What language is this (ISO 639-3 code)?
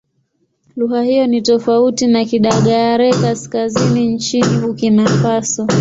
swa